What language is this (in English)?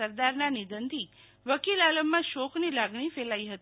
Gujarati